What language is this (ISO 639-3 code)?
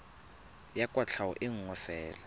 tsn